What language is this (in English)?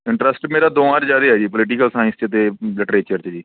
Punjabi